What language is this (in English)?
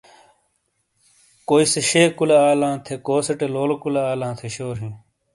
Shina